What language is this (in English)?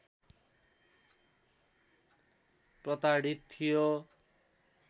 Nepali